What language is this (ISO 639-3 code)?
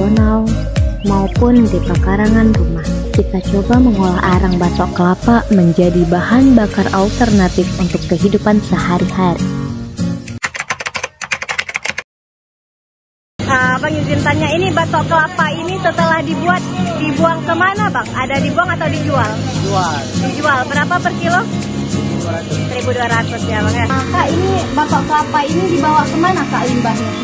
ind